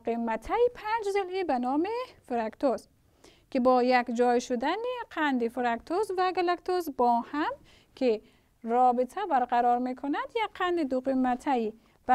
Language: Persian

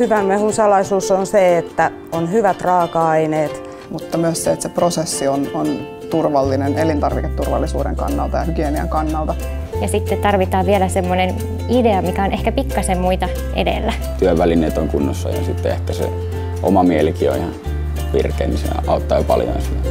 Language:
Finnish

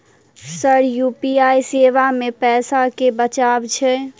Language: Maithili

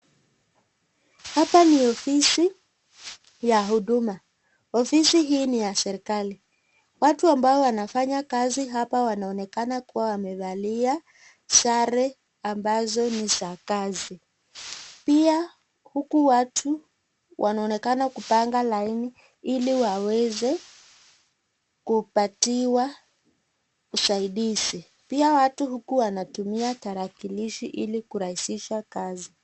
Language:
Swahili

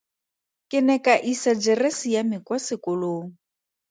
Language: Tswana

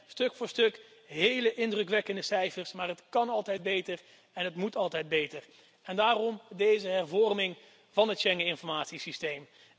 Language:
Dutch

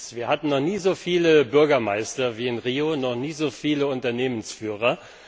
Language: German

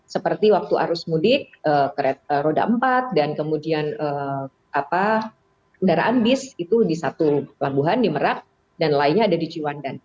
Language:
Indonesian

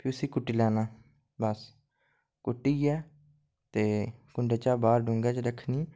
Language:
Dogri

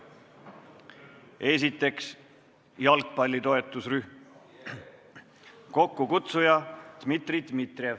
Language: Estonian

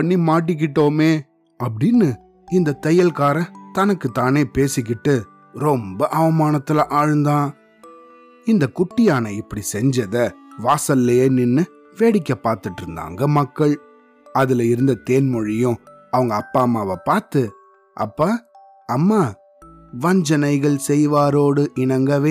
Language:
Tamil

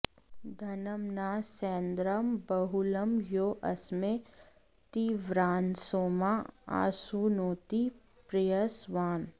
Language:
Sanskrit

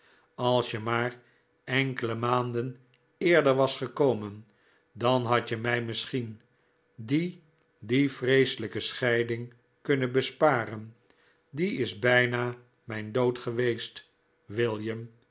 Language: Dutch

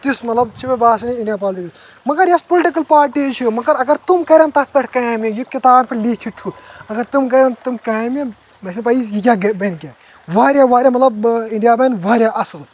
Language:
Kashmiri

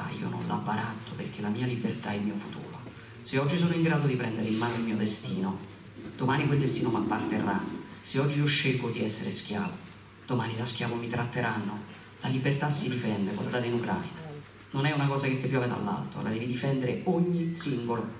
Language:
Italian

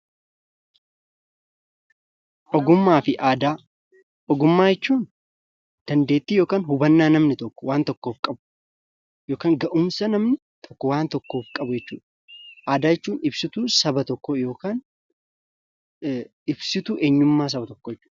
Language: Oromo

